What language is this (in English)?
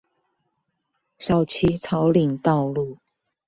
Chinese